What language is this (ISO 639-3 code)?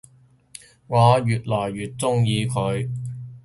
yue